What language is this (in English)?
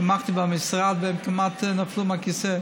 Hebrew